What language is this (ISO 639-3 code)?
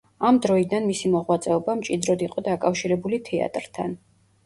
kat